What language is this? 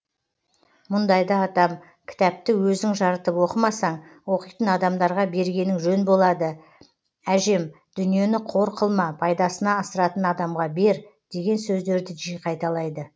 Kazakh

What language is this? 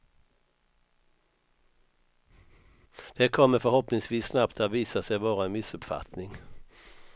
Swedish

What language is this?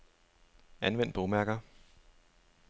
Danish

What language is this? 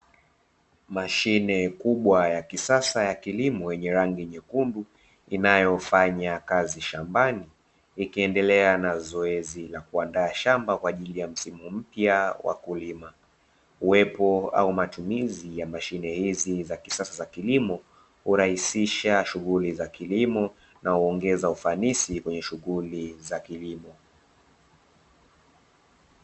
Swahili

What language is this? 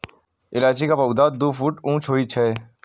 Maithili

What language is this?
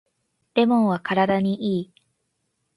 Japanese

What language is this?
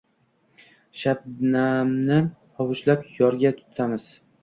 Uzbek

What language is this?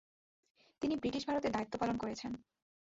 Bangla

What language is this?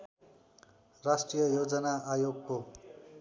Nepali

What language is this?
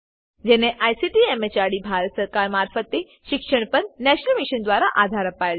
Gujarati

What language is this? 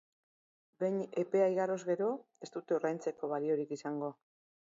Basque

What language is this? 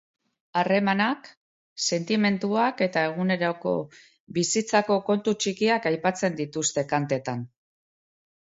Basque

